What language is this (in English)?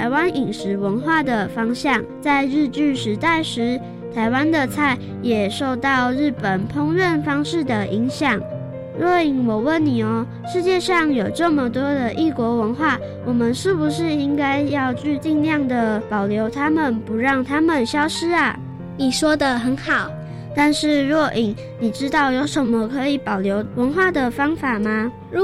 Chinese